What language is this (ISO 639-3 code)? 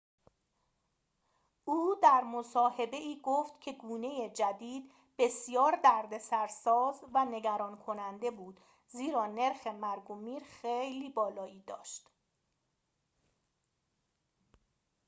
fas